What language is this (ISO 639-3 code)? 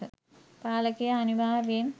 sin